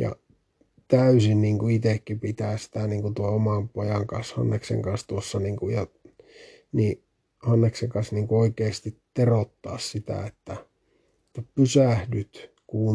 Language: Finnish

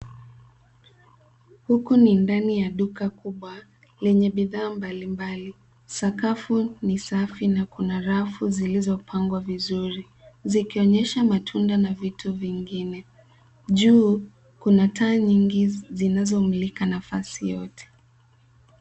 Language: Swahili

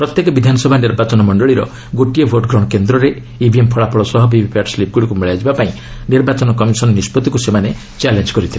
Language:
Odia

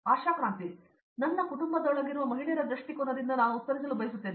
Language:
Kannada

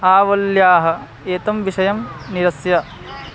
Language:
Sanskrit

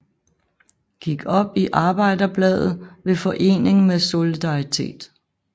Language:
Danish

